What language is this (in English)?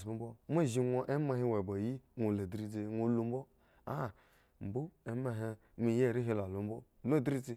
Eggon